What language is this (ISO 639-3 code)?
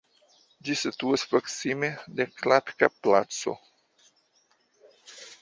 epo